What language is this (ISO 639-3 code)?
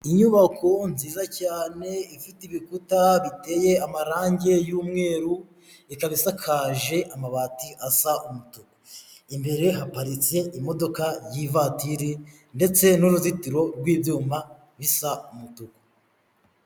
kin